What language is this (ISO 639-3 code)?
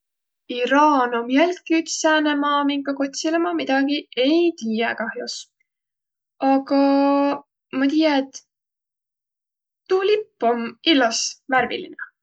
vro